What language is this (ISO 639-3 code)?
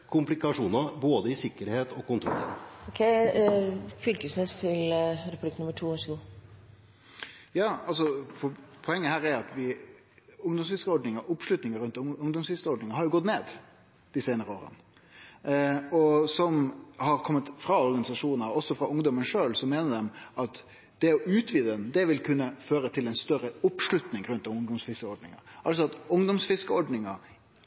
nor